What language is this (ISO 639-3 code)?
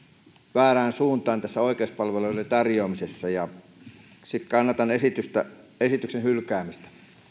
fin